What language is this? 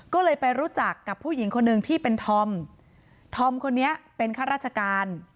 Thai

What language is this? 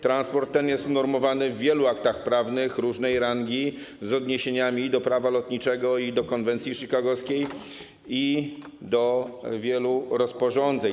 Polish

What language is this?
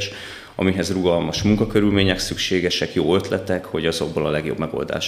Hungarian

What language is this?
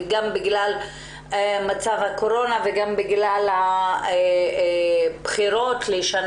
Hebrew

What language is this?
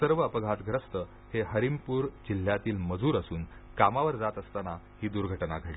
Marathi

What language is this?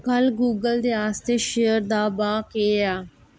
Dogri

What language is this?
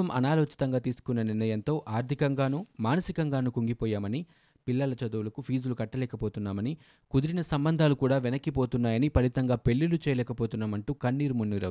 Telugu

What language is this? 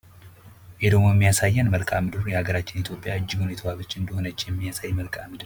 Amharic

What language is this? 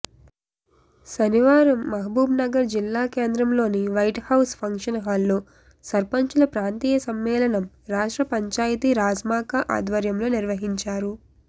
Telugu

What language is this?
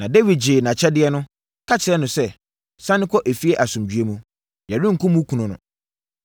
Akan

